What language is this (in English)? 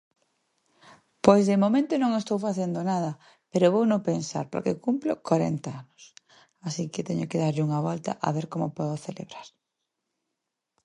Galician